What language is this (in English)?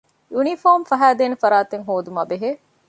Divehi